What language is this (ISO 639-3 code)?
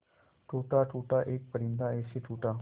hin